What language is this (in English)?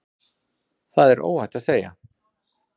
Icelandic